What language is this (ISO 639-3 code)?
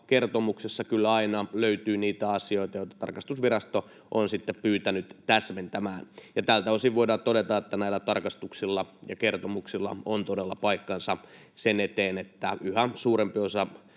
fin